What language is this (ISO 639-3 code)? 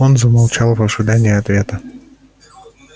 rus